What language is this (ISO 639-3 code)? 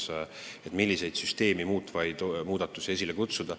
est